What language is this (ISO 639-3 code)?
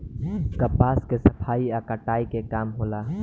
bho